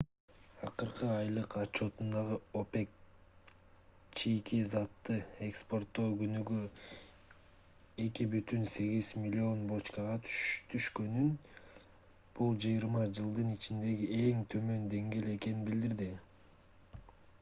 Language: Kyrgyz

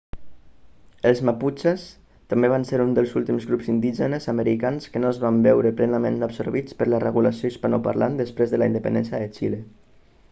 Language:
Catalan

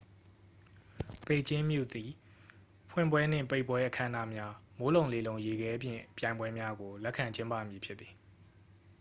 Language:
Burmese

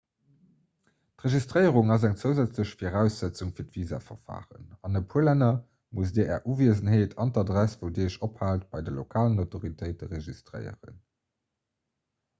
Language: Luxembourgish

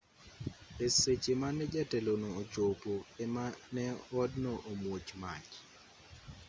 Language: Luo (Kenya and Tanzania)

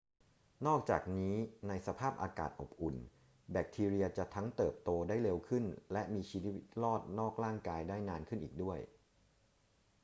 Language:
Thai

